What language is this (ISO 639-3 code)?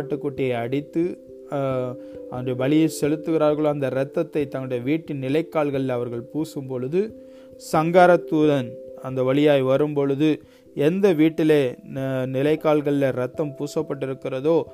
tam